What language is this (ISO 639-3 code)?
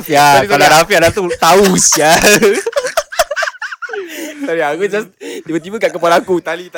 msa